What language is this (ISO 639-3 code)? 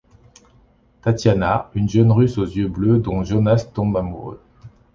fra